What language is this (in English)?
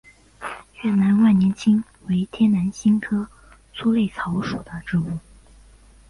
Chinese